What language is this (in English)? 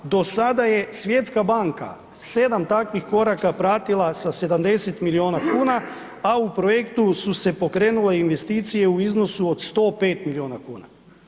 Croatian